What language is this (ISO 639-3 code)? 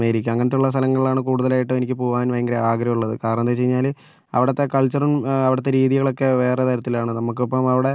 mal